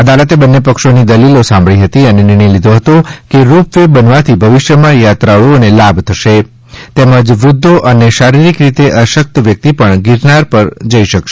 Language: Gujarati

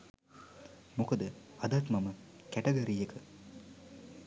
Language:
Sinhala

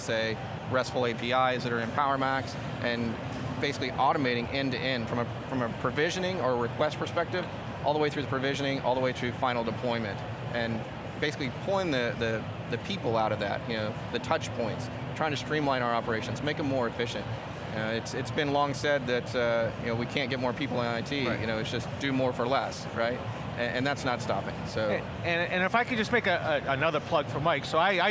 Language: English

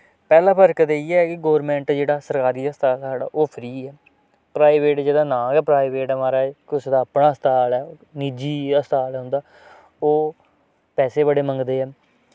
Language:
Dogri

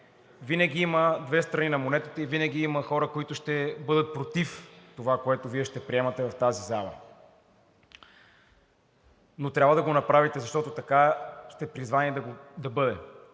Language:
Bulgarian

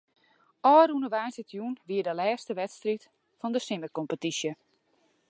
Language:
Western Frisian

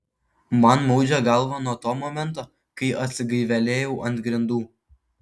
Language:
Lithuanian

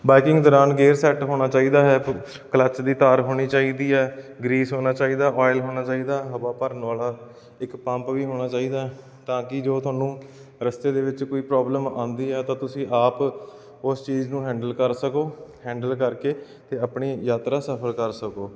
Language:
Punjabi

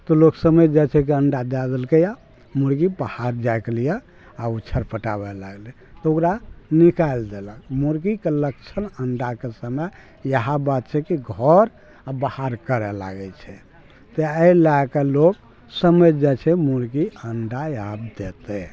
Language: Maithili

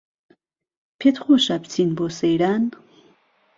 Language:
Central Kurdish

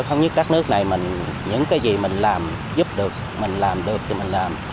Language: Vietnamese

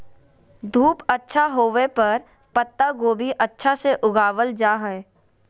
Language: Magahi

